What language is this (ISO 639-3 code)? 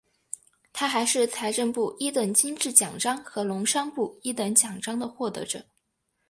zho